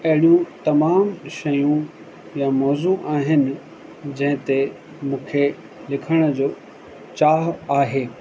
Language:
Sindhi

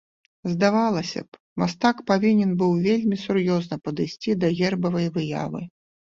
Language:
Belarusian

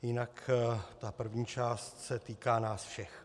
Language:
Czech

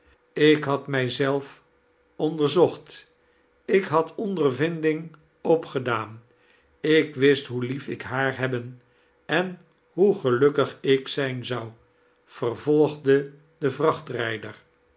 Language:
Dutch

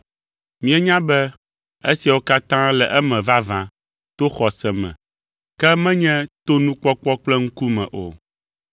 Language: Ewe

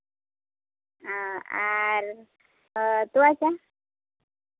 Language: Santali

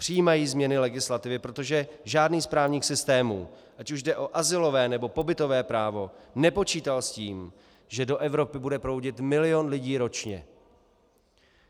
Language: Czech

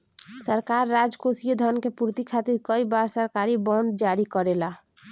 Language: Bhojpuri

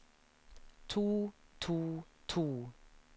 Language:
Norwegian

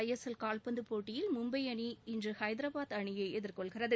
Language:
Tamil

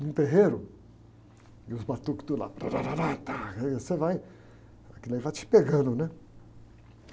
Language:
Portuguese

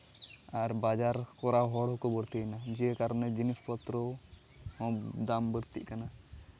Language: Santali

